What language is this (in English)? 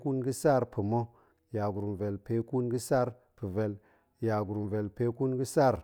Goemai